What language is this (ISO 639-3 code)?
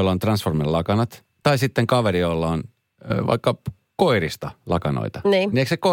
fin